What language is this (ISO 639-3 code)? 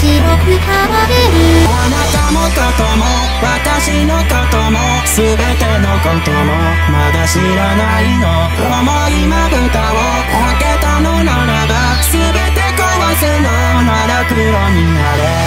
tha